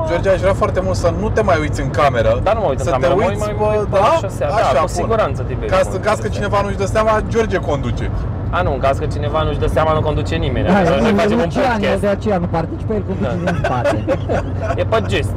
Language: Romanian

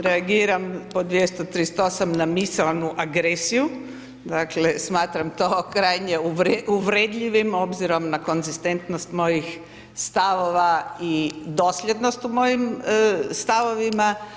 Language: Croatian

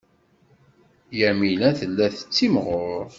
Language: Kabyle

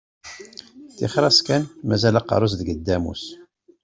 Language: Kabyle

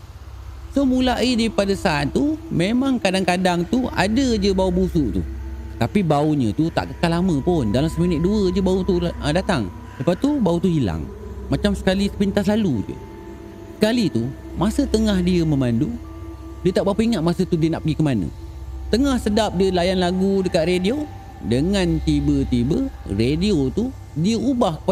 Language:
Malay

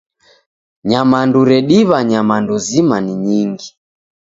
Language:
Taita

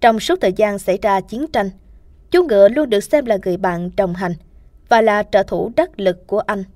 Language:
Vietnamese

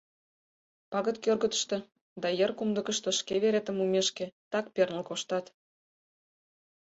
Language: Mari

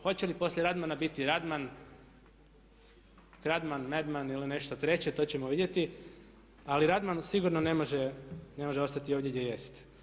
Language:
Croatian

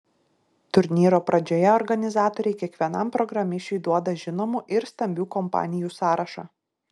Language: Lithuanian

